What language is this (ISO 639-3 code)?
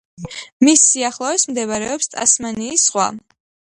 kat